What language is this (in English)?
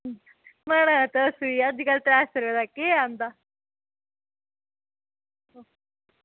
Dogri